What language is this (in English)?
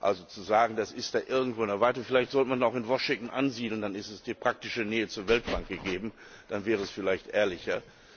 German